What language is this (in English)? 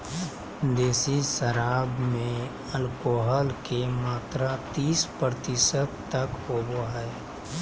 Magahi